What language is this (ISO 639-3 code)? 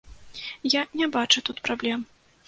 bel